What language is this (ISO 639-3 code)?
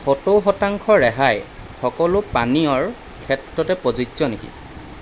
asm